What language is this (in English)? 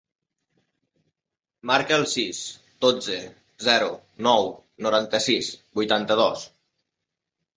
Catalan